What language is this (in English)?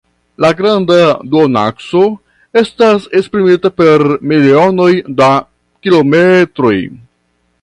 Esperanto